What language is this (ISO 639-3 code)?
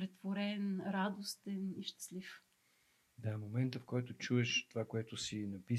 bul